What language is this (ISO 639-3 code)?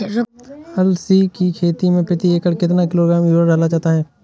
hin